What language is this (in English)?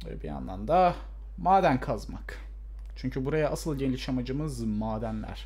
Turkish